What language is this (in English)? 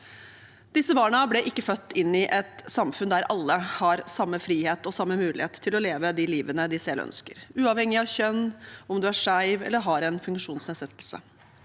Norwegian